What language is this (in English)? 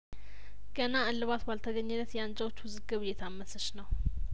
Amharic